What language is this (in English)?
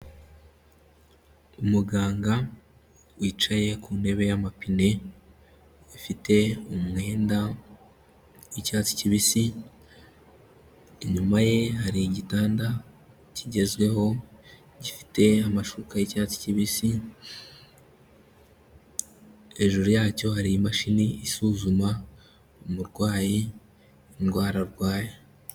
Kinyarwanda